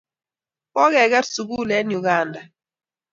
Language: Kalenjin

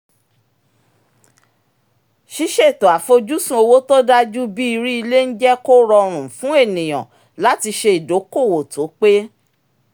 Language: Yoruba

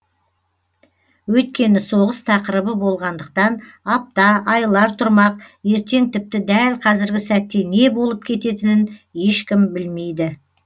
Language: Kazakh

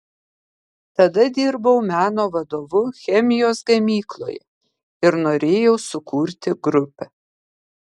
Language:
Lithuanian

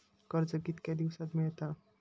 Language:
Marathi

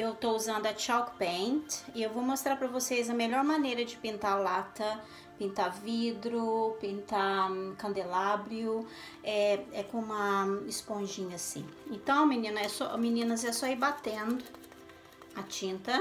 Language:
Portuguese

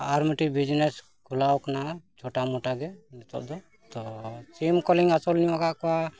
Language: Santali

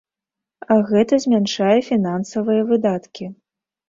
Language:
Belarusian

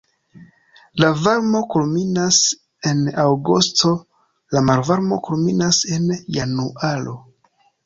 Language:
Esperanto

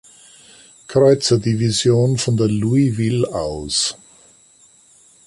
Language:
German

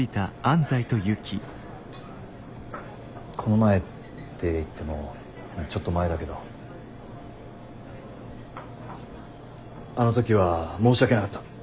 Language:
Japanese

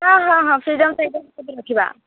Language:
Odia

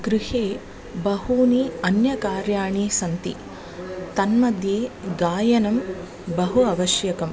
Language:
Sanskrit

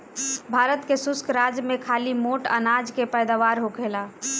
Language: Bhojpuri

